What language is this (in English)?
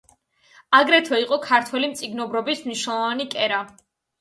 Georgian